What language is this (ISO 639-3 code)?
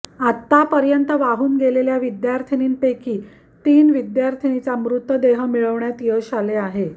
mar